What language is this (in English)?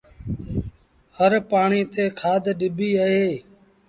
Sindhi Bhil